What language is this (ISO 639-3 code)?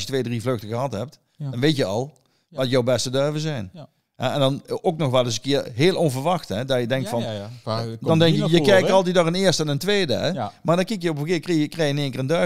nld